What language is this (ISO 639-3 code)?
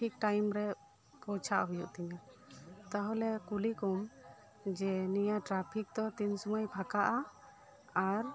sat